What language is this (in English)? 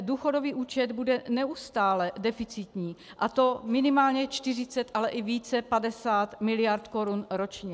Czech